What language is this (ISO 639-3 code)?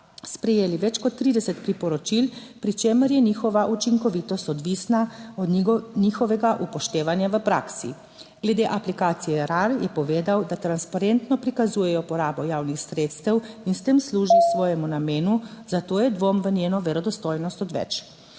slv